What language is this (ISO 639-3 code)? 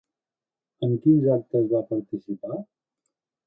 cat